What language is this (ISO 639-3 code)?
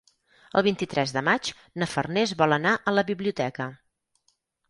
cat